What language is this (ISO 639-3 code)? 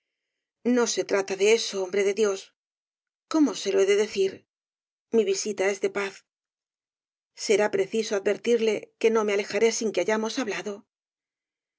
spa